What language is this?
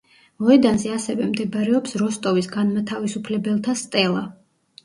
Georgian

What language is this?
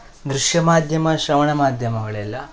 Kannada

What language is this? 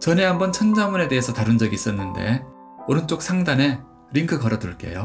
Korean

